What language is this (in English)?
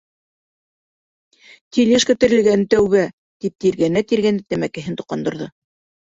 Bashkir